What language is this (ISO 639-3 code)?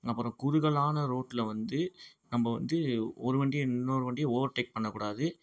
tam